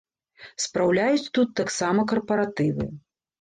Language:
Belarusian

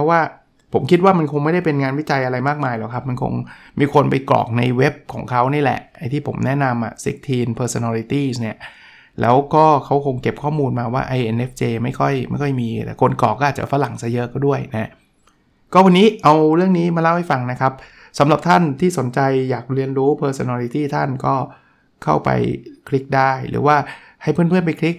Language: Thai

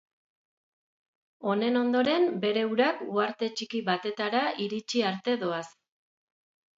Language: Basque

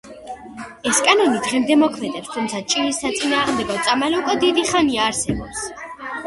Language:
Georgian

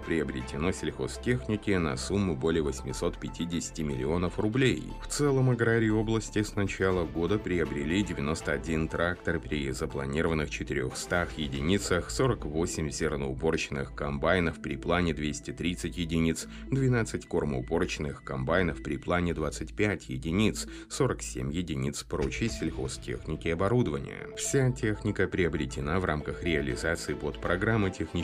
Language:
Russian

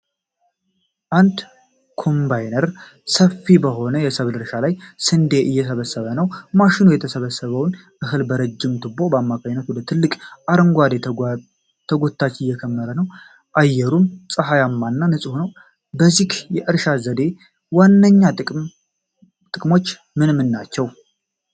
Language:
Amharic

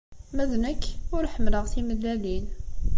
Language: Kabyle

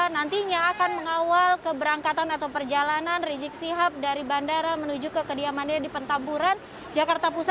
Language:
Indonesian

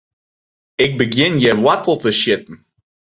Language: Western Frisian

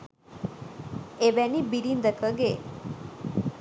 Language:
Sinhala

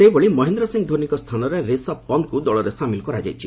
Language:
Odia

